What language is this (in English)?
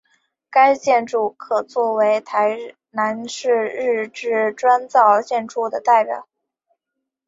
Chinese